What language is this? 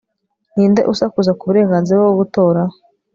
Kinyarwanda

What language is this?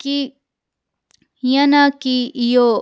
Sindhi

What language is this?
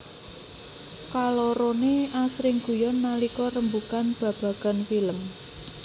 Javanese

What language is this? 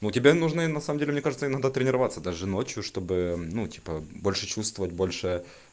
Russian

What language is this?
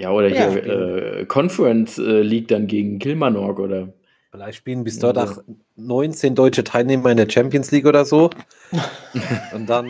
German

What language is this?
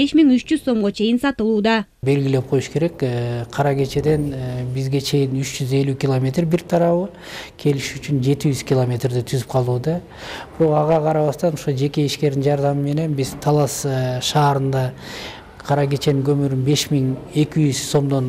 Turkish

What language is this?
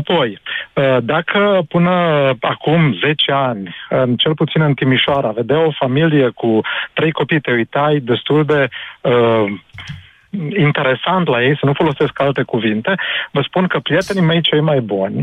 Romanian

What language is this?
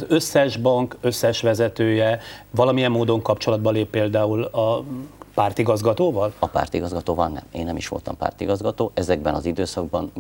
Hungarian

